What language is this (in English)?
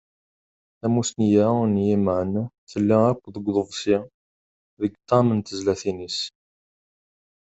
Kabyle